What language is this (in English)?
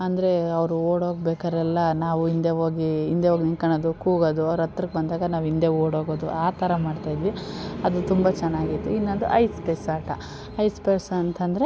Kannada